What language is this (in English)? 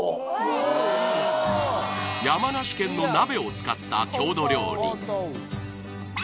Japanese